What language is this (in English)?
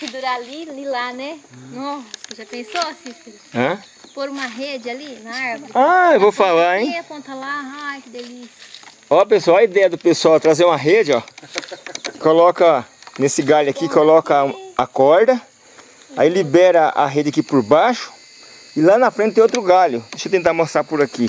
Portuguese